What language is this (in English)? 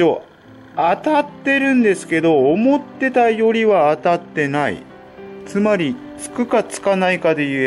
Japanese